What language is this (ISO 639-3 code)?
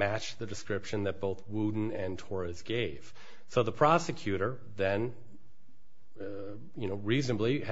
eng